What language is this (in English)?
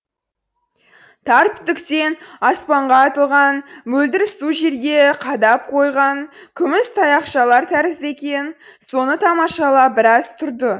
Kazakh